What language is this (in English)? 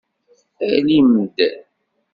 Kabyle